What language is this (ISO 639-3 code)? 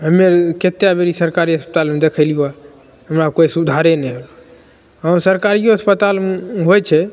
mai